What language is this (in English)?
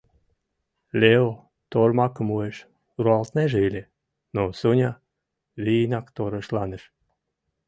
Mari